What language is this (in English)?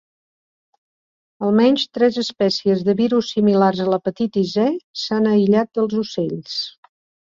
Catalan